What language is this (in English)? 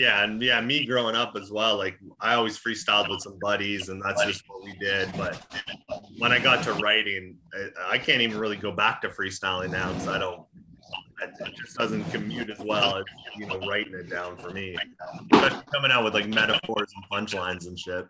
English